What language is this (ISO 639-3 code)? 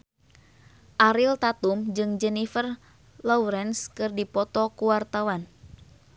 sun